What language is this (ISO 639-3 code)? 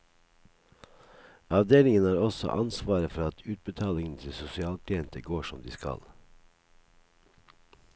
nor